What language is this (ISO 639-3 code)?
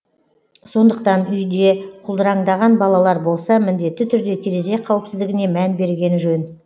kaz